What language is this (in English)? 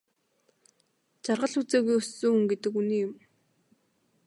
Mongolian